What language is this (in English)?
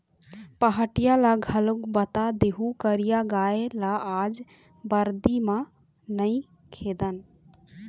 Chhattisgarhi